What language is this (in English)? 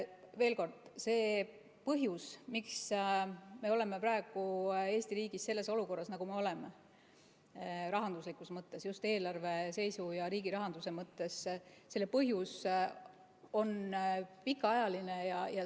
Estonian